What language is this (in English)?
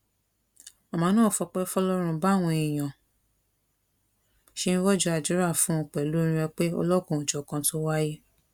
Yoruba